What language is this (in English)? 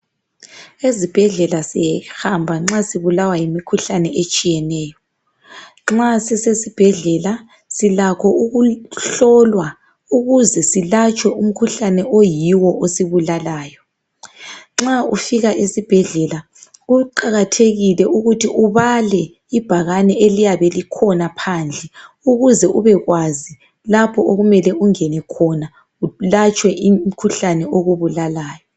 North Ndebele